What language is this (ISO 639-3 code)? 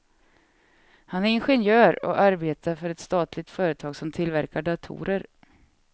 swe